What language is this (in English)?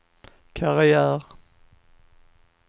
Swedish